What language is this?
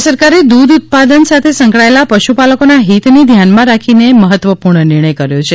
Gujarati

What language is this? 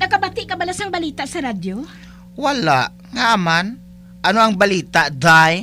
Filipino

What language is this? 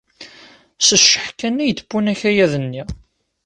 Kabyle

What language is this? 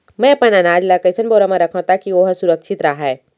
Chhattisgarhi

